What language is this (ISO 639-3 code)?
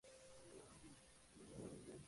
spa